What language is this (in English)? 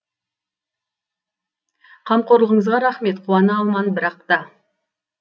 Kazakh